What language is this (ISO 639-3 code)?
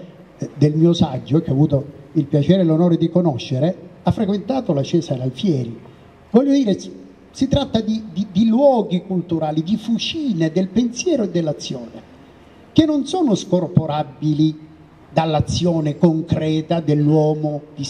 ita